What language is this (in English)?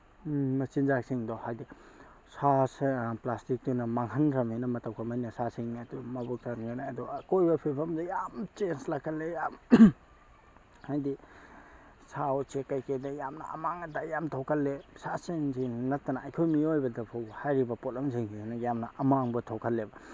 Manipuri